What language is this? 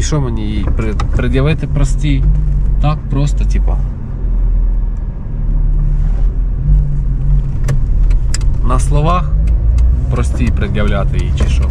Ukrainian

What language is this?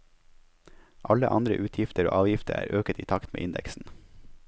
Norwegian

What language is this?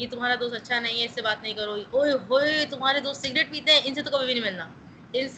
Urdu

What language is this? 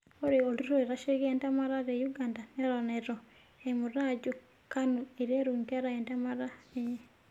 Masai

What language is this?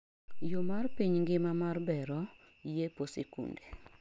Luo (Kenya and Tanzania)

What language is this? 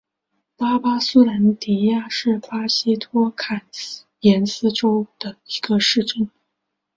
Chinese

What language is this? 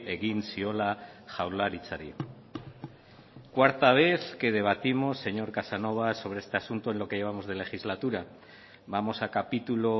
Spanish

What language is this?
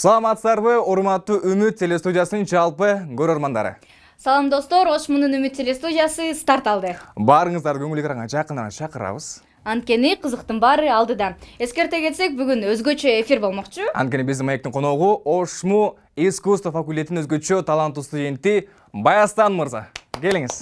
Turkish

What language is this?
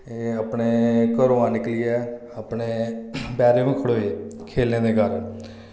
Dogri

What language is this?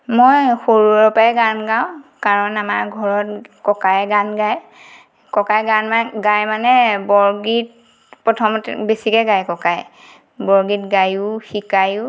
Assamese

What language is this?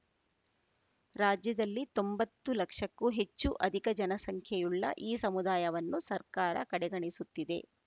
Kannada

